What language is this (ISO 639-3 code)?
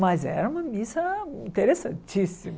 por